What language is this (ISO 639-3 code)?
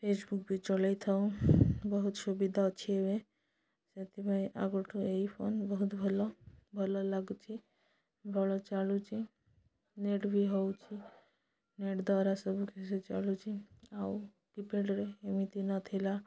ori